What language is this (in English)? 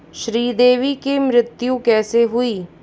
Hindi